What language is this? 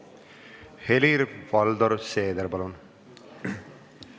Estonian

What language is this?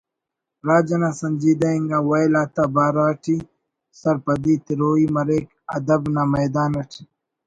Brahui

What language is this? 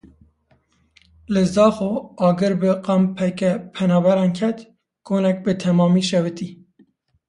Kurdish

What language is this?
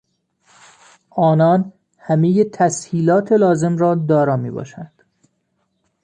Persian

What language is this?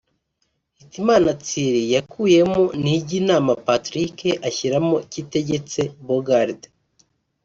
Kinyarwanda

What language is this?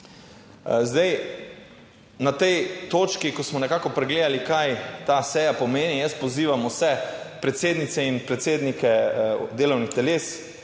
Slovenian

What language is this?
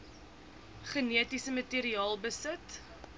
Afrikaans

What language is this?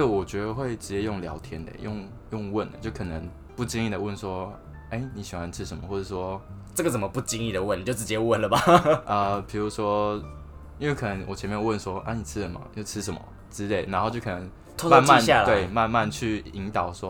Chinese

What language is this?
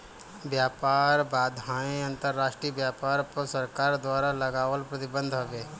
Bhojpuri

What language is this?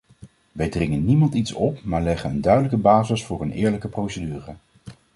Dutch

